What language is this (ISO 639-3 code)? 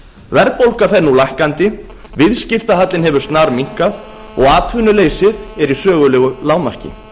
isl